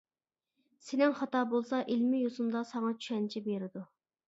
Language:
Uyghur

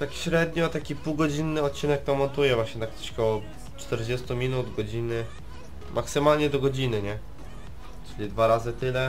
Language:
Polish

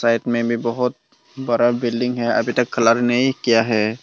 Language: Hindi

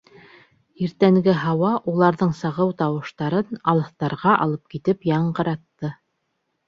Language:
Bashkir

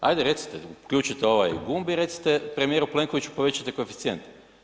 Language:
Croatian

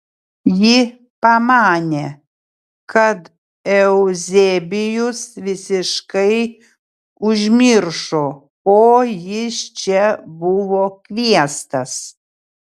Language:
Lithuanian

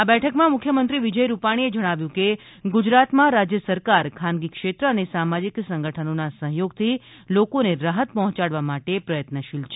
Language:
Gujarati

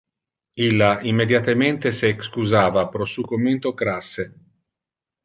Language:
Interlingua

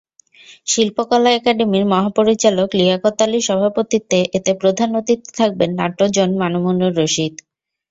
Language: Bangla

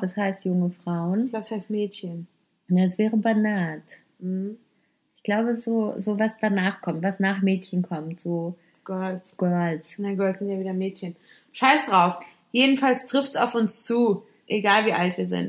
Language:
German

